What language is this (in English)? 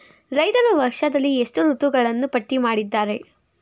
Kannada